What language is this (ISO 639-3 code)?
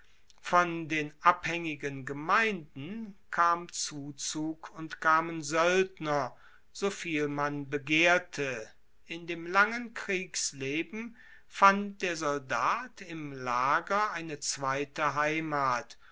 deu